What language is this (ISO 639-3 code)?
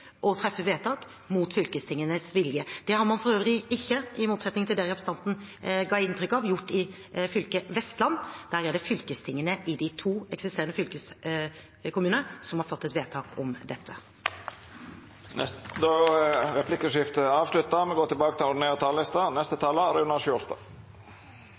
nor